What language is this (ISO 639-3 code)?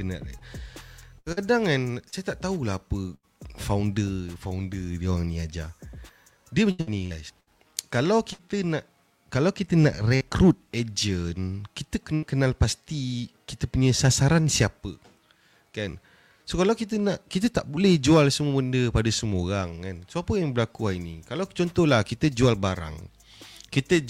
msa